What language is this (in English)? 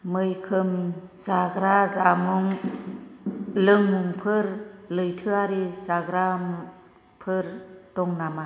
Bodo